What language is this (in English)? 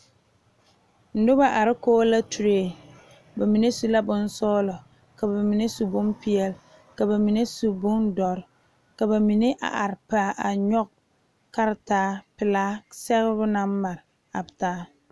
Southern Dagaare